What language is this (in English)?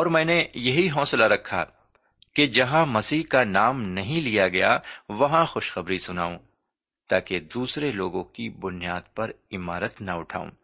Urdu